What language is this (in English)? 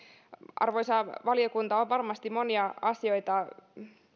Finnish